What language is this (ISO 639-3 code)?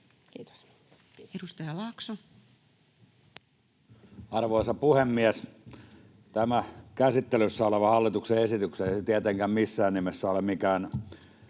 fin